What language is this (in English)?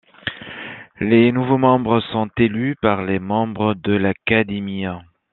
French